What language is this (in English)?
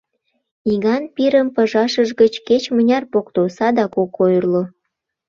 Mari